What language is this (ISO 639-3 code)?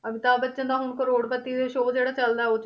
pan